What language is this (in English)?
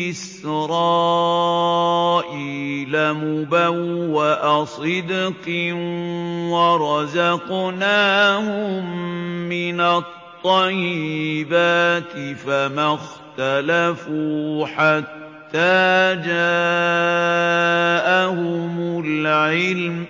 Arabic